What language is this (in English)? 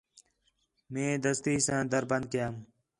Khetrani